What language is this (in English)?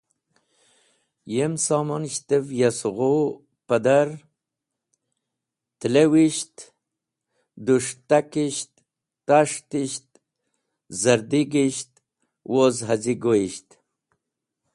Wakhi